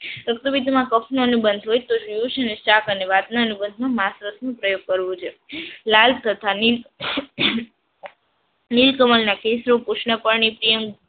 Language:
Gujarati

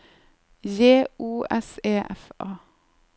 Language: Norwegian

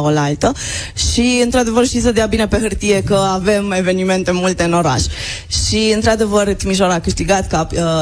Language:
Romanian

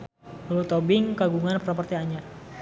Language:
Sundanese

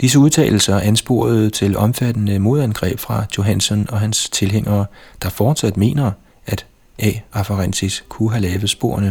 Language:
Danish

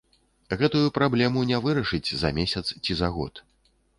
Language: Belarusian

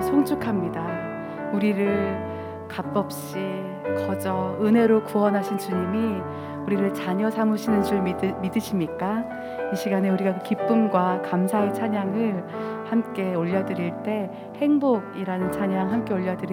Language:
Korean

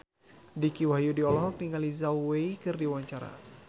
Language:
Sundanese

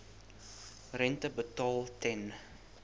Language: Afrikaans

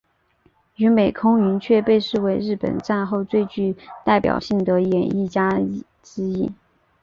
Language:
Chinese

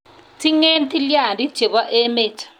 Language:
Kalenjin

